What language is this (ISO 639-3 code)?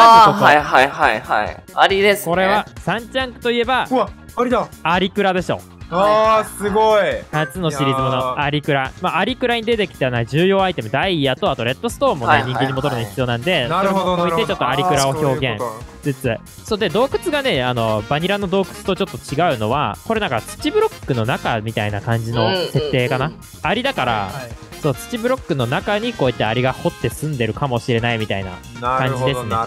jpn